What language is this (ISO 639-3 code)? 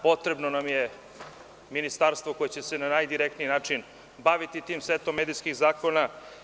srp